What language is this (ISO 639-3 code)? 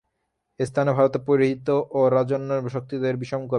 ben